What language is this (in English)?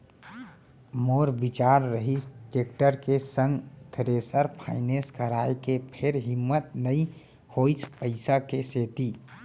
Chhattisgarhi